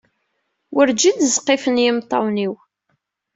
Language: Kabyle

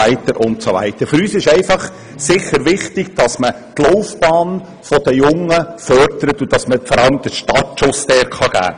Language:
Swiss German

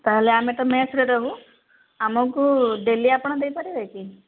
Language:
Odia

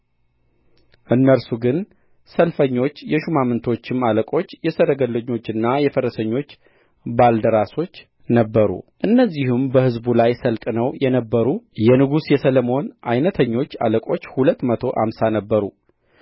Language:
Amharic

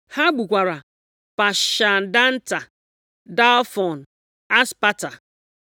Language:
Igbo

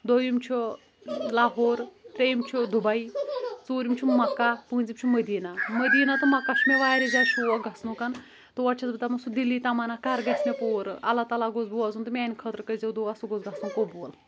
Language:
Kashmiri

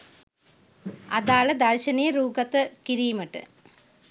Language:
Sinhala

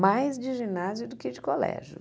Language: Portuguese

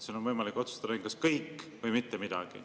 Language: Estonian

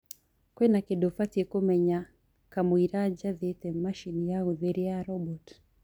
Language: Kikuyu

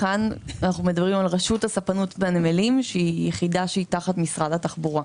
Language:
Hebrew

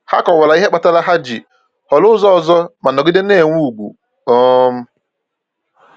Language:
Igbo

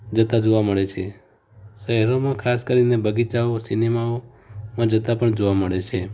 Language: Gujarati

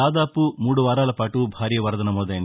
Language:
Telugu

